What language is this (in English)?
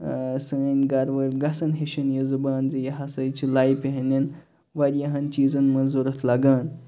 Kashmiri